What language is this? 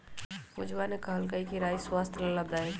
Magahi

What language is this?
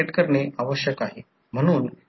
Marathi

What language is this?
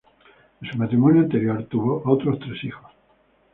Spanish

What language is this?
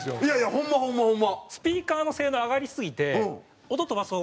Japanese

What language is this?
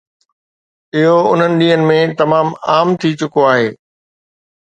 Sindhi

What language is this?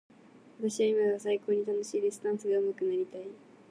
Japanese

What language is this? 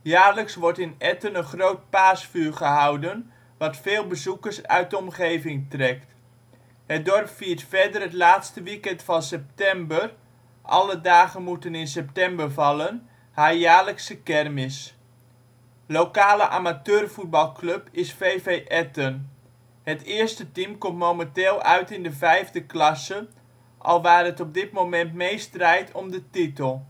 Dutch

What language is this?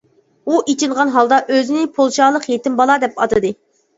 Uyghur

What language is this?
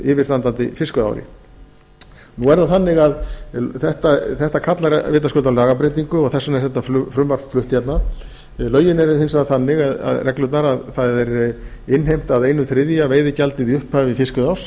Icelandic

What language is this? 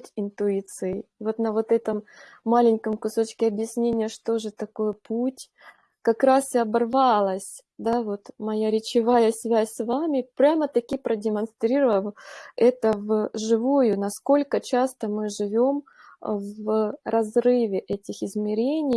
Russian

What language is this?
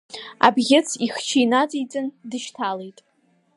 Abkhazian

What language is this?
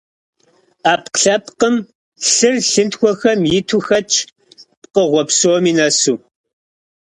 Kabardian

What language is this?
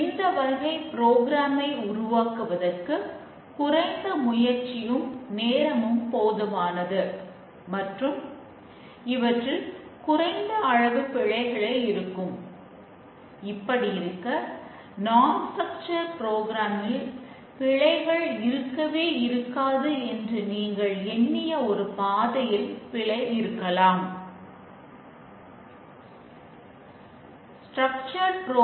Tamil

